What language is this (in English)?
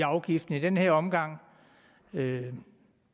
Danish